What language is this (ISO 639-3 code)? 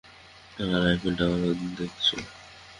ben